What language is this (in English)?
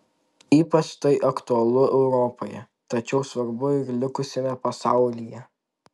Lithuanian